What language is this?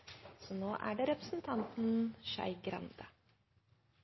Norwegian Nynorsk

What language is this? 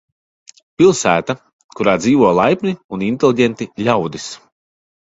Latvian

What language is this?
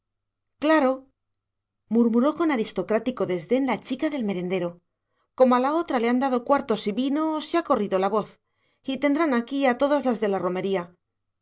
Spanish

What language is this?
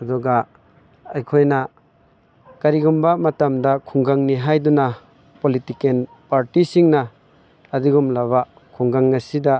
Manipuri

